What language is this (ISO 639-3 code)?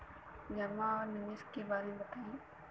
bho